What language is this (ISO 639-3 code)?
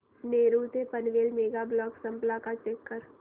mar